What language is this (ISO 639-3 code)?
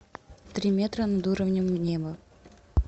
rus